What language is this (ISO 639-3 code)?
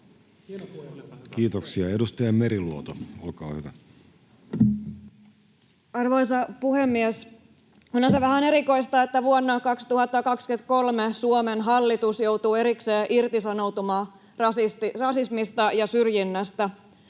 fin